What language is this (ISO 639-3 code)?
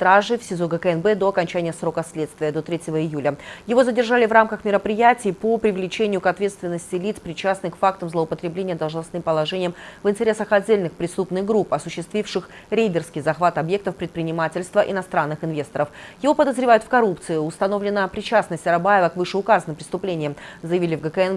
rus